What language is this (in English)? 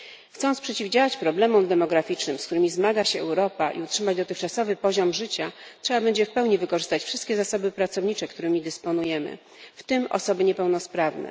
Polish